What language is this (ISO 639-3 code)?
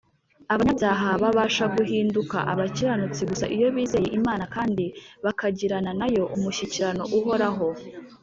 kin